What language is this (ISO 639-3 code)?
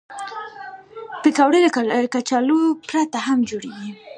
pus